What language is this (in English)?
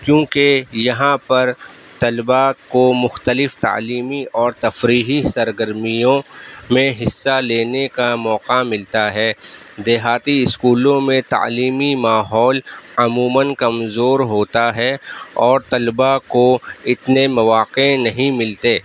Urdu